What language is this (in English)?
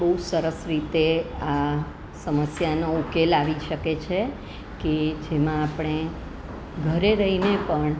Gujarati